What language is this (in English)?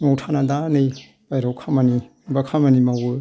Bodo